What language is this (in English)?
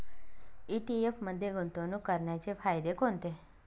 Marathi